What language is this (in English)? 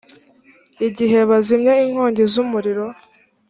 Kinyarwanda